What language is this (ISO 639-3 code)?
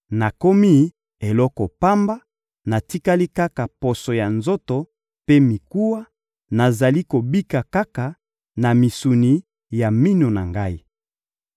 lin